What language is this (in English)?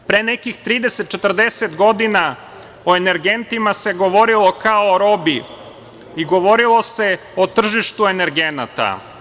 Serbian